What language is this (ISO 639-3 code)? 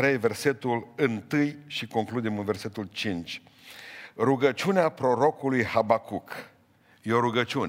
ron